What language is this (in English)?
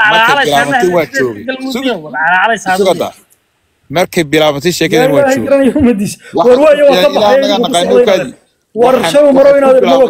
Arabic